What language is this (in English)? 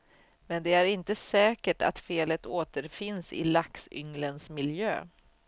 Swedish